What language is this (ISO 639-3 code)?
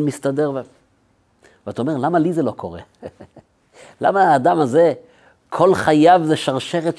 heb